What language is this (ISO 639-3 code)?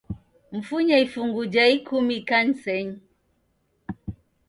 dav